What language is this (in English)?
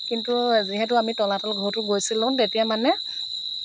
Assamese